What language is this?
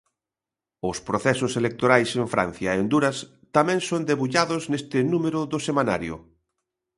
Galician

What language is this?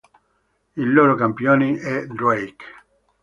Italian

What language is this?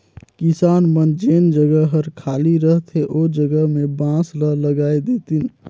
Chhattisgarhi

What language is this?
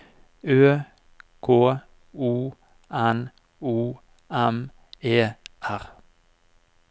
Norwegian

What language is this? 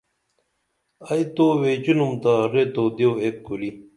Dameli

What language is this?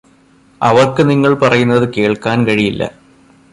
Malayalam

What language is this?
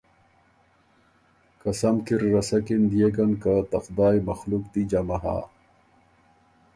Ormuri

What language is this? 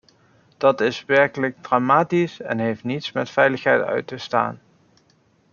Dutch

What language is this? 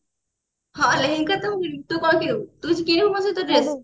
Odia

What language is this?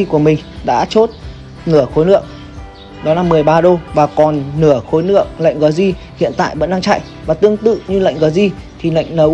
Vietnamese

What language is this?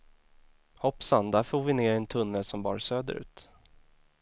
Swedish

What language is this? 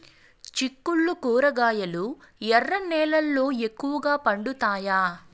Telugu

